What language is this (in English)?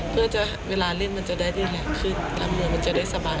Thai